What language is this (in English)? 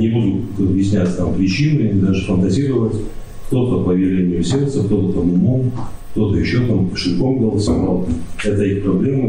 Russian